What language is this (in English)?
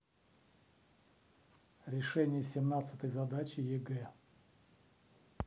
Russian